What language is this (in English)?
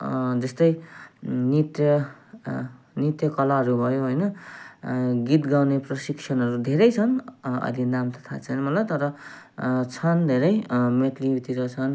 Nepali